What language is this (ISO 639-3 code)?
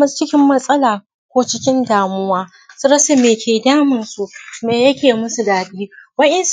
hau